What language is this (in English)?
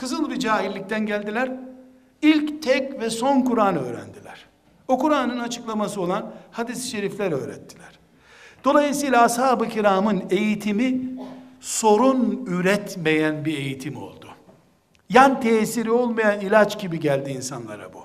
Turkish